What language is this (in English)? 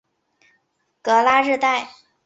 Chinese